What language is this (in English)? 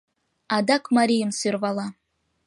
Mari